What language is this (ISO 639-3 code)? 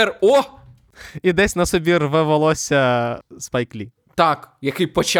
ukr